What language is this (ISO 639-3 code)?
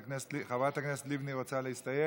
heb